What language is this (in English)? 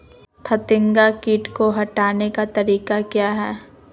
Magahi